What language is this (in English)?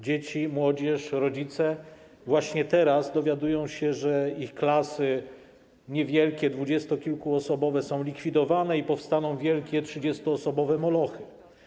Polish